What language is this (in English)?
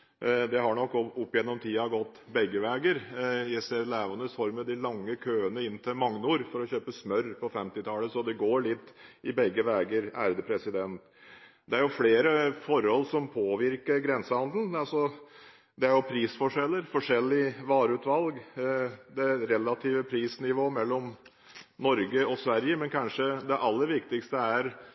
Norwegian Bokmål